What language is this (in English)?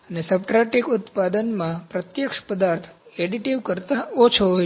Gujarati